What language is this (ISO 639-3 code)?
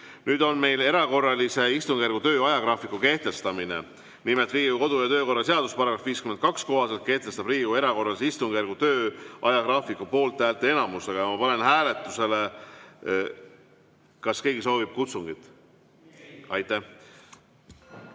est